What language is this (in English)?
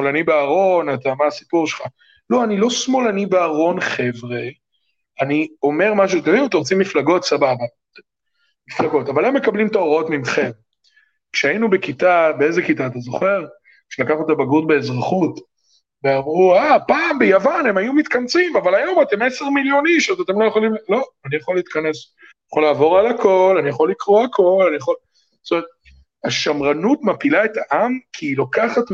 Hebrew